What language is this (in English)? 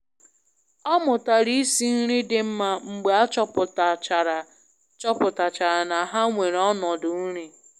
Igbo